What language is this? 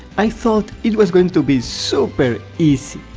English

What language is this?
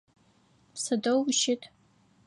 Adyghe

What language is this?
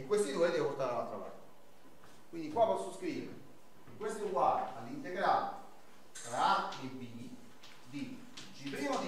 Italian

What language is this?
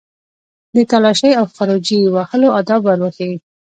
Pashto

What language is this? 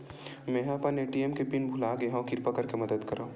Chhattisgarhi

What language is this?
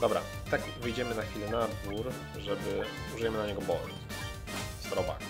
Polish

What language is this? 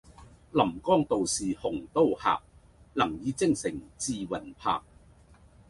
Cantonese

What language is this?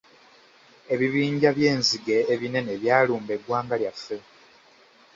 Ganda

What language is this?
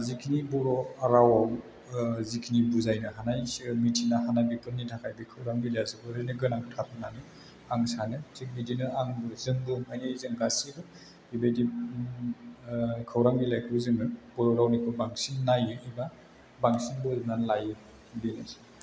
Bodo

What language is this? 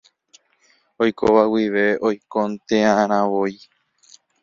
Guarani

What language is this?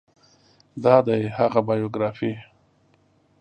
Pashto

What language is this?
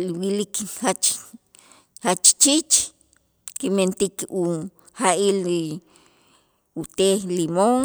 Itzá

